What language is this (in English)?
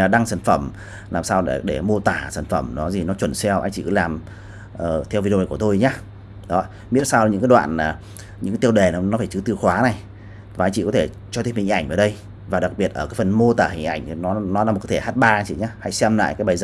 Vietnamese